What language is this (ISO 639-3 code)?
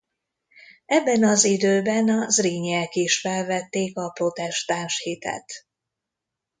hun